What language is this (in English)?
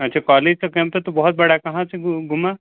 Hindi